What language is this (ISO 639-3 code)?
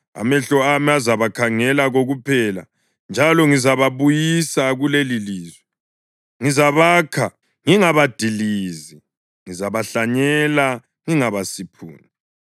nde